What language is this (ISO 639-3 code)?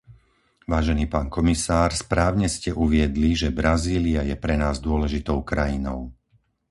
slk